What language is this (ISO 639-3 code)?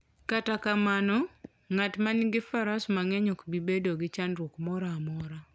luo